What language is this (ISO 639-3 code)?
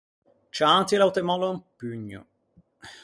lij